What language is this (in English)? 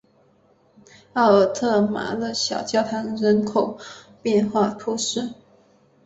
Chinese